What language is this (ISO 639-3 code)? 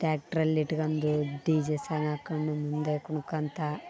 kan